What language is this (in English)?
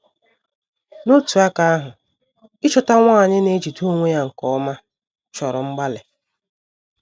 Igbo